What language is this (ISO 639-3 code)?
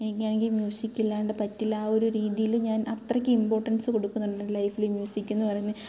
mal